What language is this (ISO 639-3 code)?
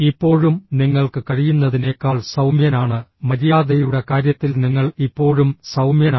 mal